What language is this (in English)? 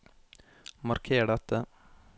Norwegian